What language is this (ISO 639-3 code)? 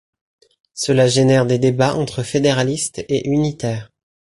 fra